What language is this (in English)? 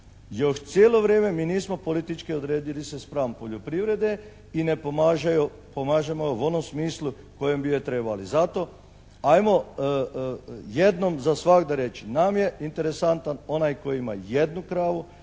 Croatian